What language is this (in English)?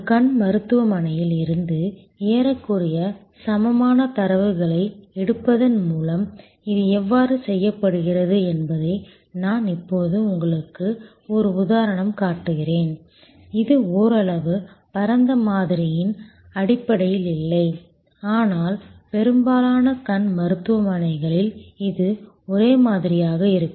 Tamil